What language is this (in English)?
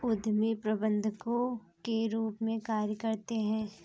Hindi